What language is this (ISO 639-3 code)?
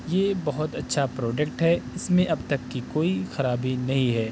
urd